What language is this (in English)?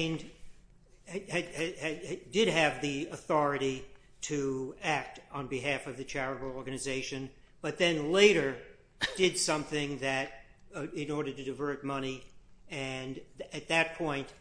English